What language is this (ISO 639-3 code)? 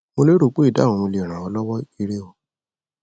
yor